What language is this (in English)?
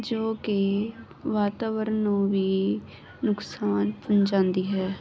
Punjabi